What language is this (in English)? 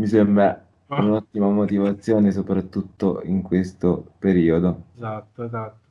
Italian